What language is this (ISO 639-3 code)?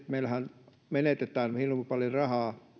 fin